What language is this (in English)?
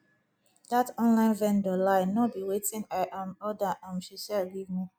Nigerian Pidgin